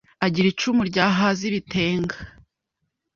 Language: Kinyarwanda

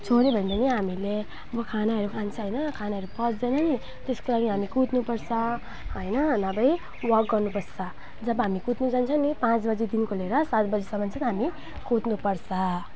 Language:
Nepali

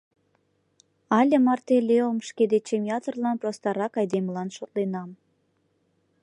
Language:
Mari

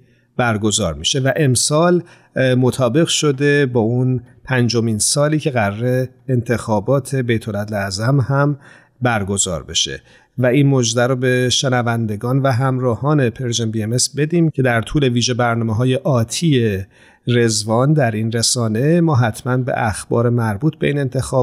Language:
Persian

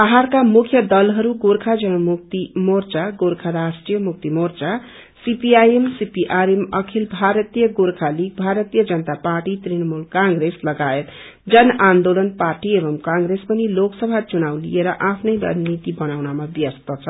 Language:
Nepali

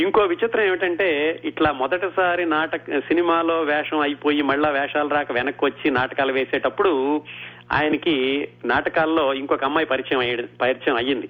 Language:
Telugu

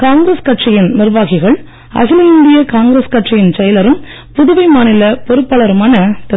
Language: Tamil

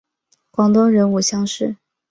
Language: Chinese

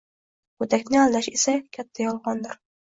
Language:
Uzbek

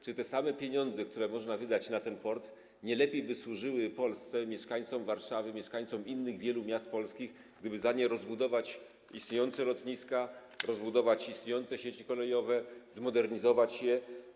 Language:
Polish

